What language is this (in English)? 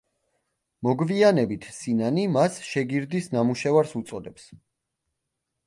Georgian